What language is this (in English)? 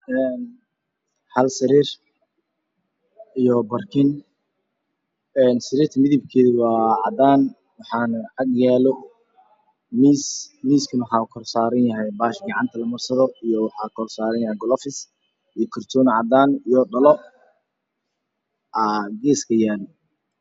Somali